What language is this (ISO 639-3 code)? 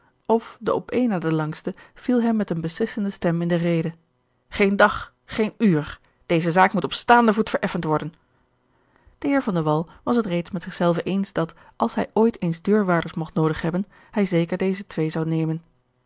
nld